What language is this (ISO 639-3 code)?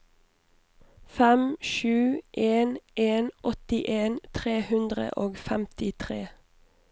nor